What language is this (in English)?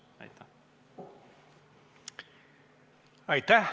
Estonian